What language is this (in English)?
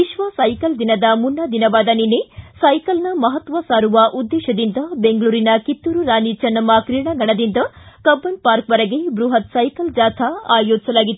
Kannada